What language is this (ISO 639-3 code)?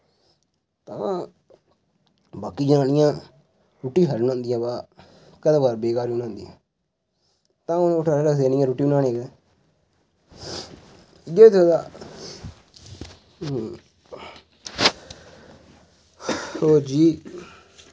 doi